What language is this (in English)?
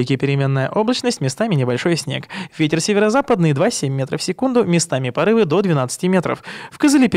Russian